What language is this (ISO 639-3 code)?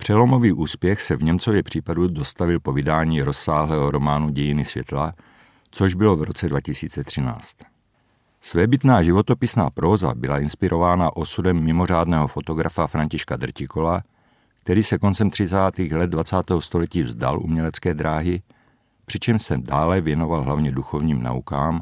ces